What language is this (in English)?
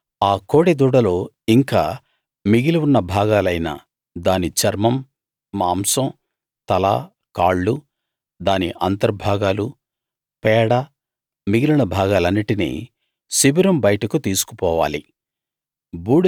Telugu